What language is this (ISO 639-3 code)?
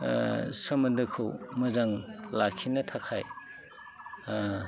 brx